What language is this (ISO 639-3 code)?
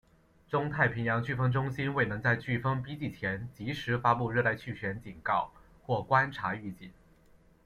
zho